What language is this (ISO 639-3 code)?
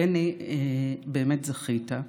heb